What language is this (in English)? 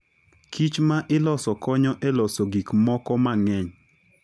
Luo (Kenya and Tanzania)